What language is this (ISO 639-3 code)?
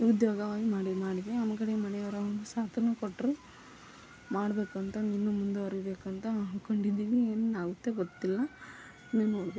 kan